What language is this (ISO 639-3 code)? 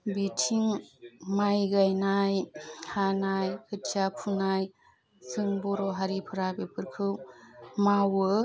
brx